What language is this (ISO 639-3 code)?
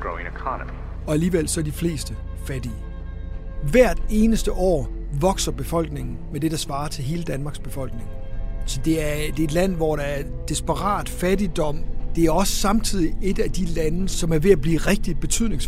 dan